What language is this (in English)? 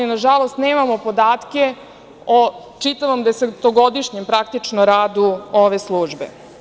Serbian